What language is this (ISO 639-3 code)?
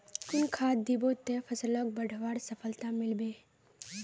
mag